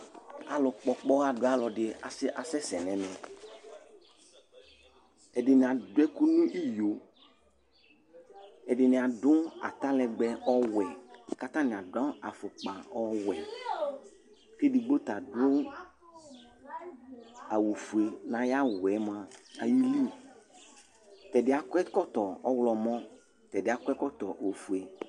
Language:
Ikposo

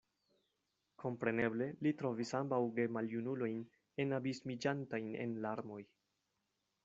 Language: Esperanto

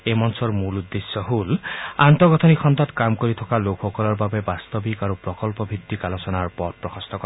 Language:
Assamese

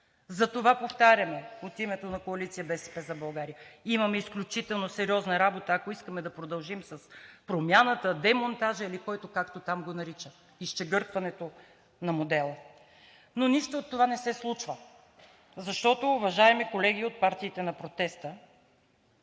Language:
Bulgarian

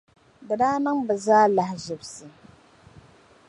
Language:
Dagbani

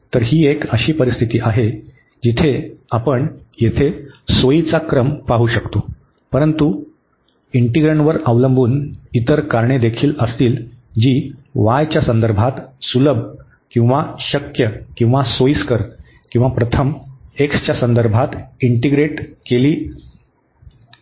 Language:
Marathi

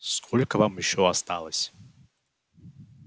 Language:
Russian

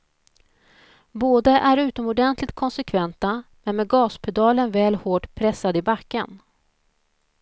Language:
Swedish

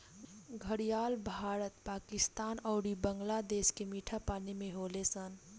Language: Bhojpuri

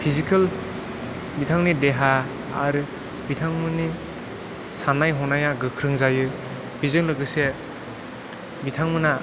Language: Bodo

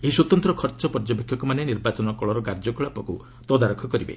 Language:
Odia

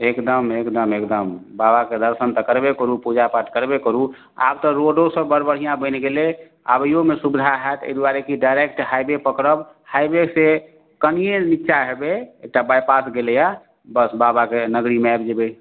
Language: Maithili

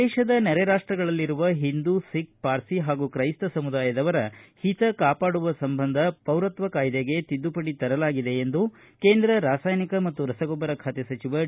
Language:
Kannada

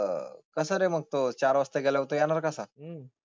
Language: Marathi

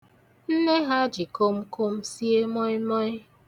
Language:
Igbo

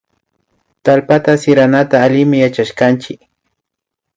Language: Imbabura Highland Quichua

